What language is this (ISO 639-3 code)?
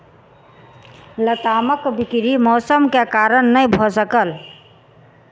mai